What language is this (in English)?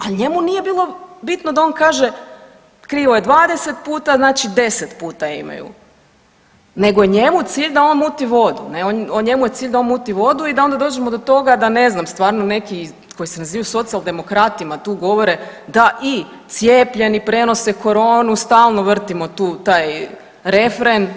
Croatian